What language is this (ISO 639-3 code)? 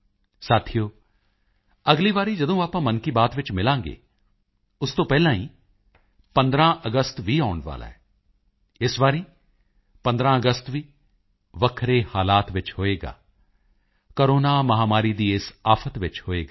pan